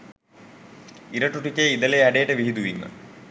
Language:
Sinhala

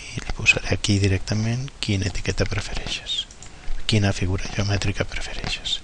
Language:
Catalan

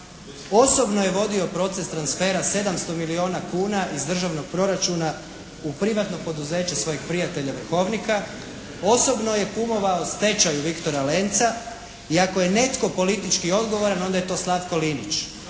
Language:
Croatian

